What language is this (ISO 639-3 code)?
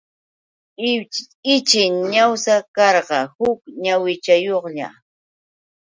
qux